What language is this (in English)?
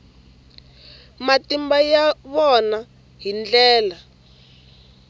Tsonga